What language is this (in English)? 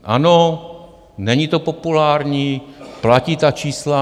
Czech